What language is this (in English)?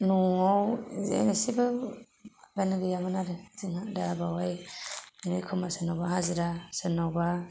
Bodo